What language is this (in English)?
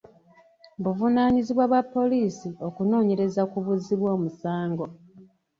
Ganda